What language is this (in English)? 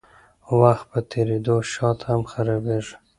Pashto